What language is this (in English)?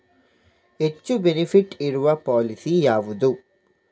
Kannada